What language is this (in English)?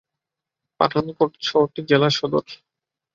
Bangla